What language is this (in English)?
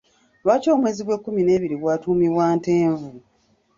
Ganda